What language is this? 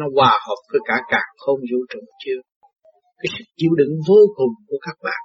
Vietnamese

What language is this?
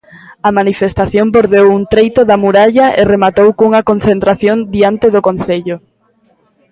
Galician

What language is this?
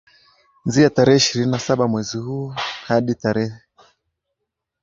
Swahili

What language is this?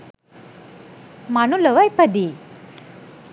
Sinhala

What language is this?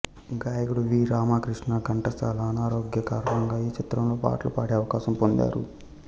Telugu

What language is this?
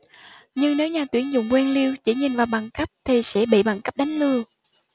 Vietnamese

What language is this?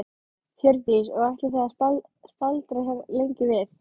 Icelandic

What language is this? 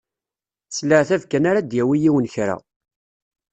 Kabyle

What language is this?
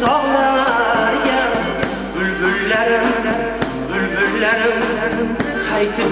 Arabic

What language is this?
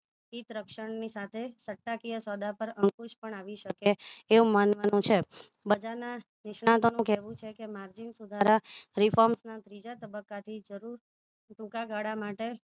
Gujarati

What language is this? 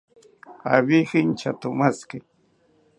South Ucayali Ashéninka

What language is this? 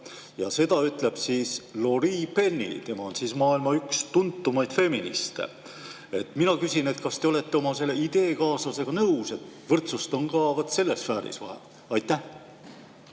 Estonian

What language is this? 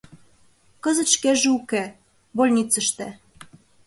Mari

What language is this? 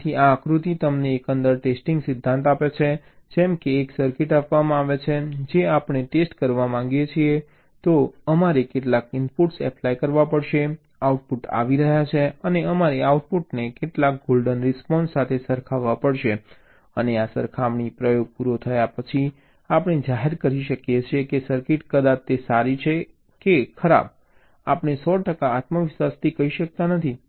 Gujarati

